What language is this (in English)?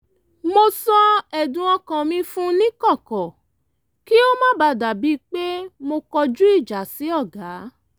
Yoruba